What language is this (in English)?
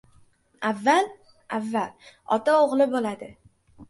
Uzbek